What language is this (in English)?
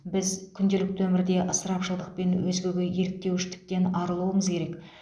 Kazakh